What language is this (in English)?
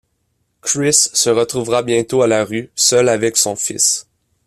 French